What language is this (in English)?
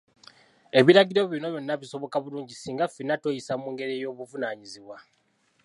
Ganda